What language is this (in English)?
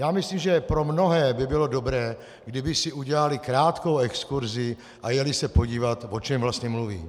Czech